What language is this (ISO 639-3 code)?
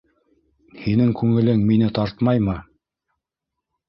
bak